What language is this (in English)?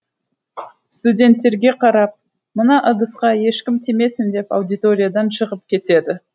Kazakh